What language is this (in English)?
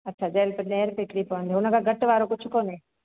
Sindhi